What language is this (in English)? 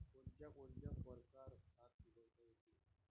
Marathi